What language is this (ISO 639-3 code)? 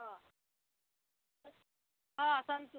mar